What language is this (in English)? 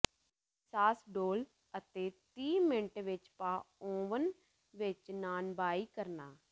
Punjabi